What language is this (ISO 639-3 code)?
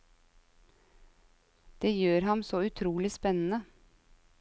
nor